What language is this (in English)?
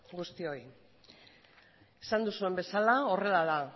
Basque